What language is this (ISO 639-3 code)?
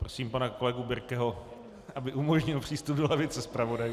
ces